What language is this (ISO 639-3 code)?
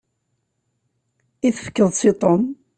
kab